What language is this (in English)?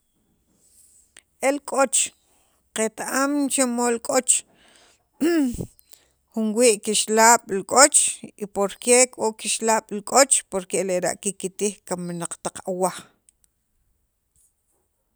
Sacapulteco